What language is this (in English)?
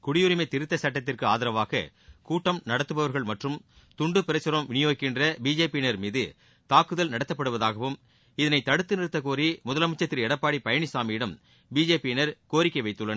Tamil